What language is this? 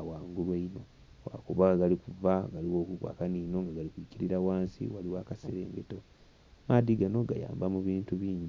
Soga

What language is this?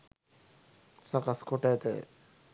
Sinhala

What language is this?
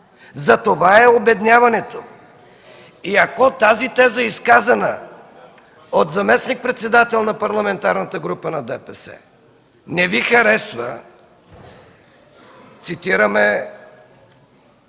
Bulgarian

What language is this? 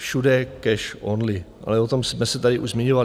Czech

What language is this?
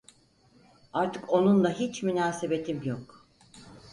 Turkish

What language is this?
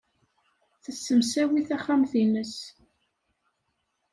Kabyle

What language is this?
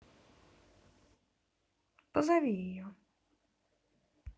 Russian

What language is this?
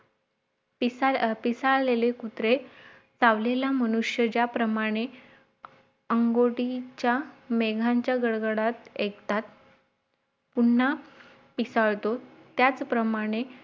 Marathi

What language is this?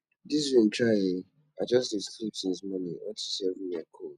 Nigerian Pidgin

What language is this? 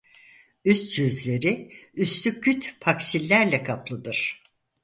Turkish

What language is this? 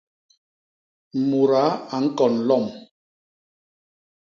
Basaa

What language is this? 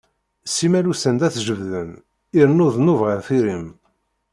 Kabyle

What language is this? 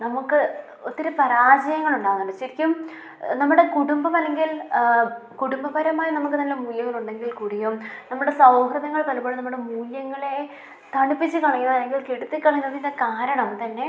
Malayalam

